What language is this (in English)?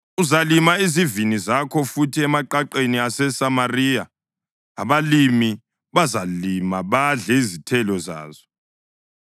North Ndebele